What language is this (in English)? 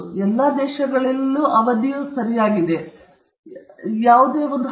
Kannada